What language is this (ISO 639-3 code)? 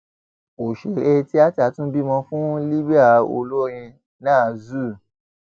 yor